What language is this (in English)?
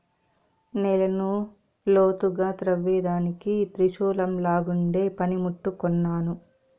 Telugu